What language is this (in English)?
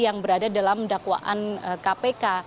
Indonesian